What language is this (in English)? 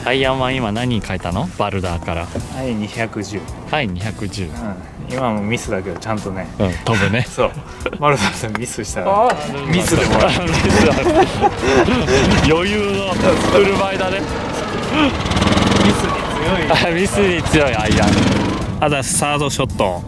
Japanese